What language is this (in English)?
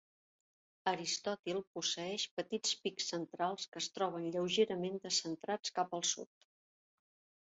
Catalan